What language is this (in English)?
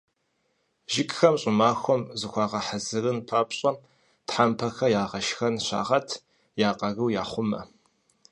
Kabardian